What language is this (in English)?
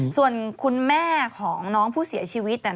Thai